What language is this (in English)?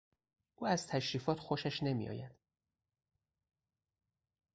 Persian